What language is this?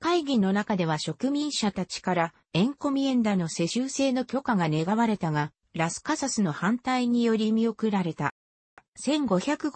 Japanese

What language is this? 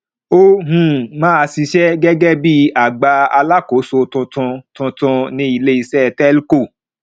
Yoruba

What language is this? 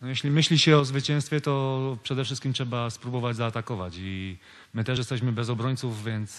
Polish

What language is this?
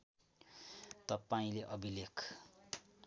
Nepali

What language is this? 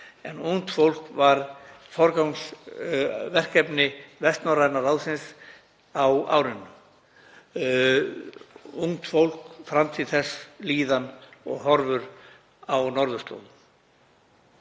Icelandic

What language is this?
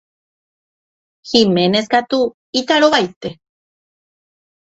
Guarani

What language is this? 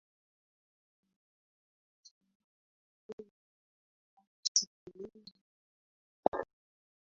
Swahili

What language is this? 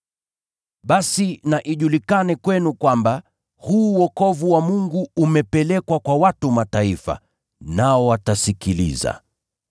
Swahili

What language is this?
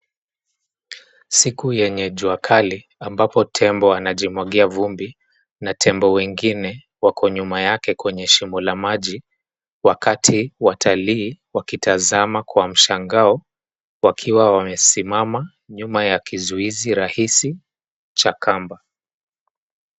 Swahili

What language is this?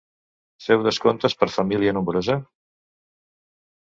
Catalan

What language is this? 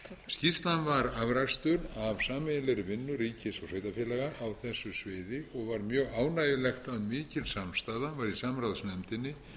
Icelandic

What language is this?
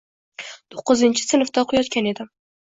Uzbek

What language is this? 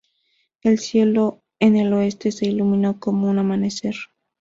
Spanish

